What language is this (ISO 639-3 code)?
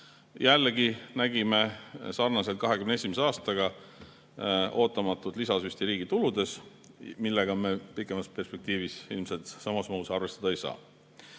est